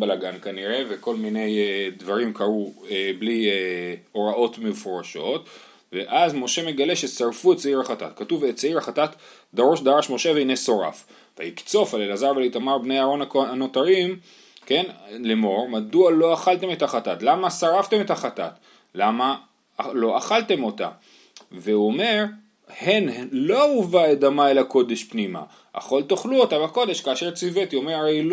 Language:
Hebrew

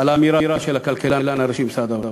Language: Hebrew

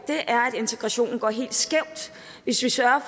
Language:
Danish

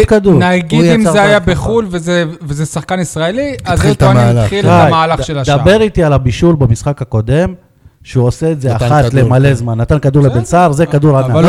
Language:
Hebrew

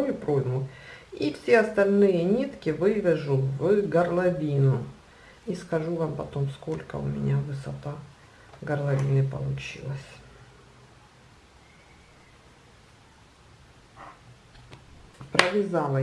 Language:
Russian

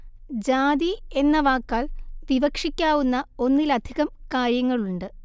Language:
Malayalam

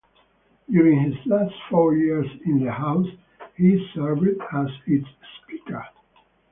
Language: English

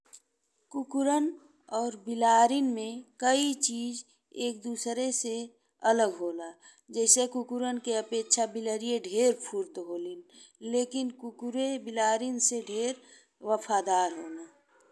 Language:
Bhojpuri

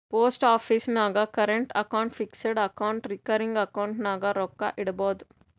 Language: Kannada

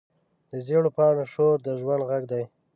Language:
Pashto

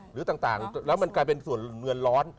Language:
Thai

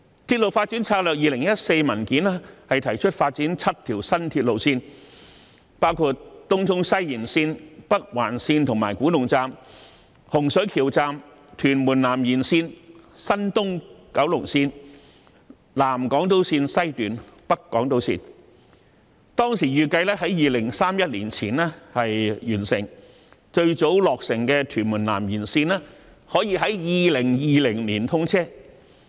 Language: Cantonese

